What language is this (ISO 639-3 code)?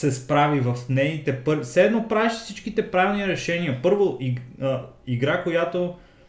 bul